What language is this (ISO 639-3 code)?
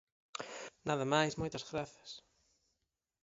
glg